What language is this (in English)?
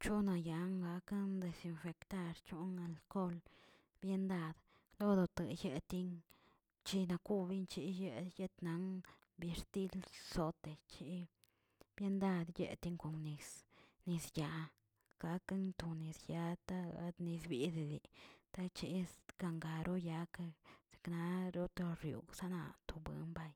Tilquiapan Zapotec